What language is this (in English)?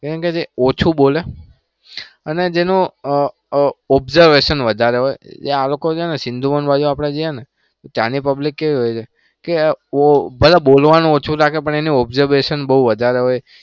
Gujarati